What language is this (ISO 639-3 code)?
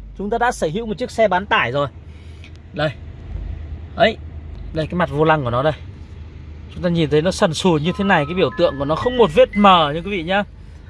vie